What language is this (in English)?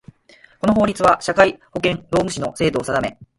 Japanese